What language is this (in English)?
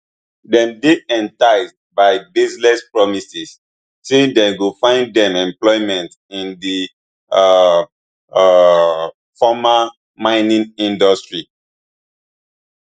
Nigerian Pidgin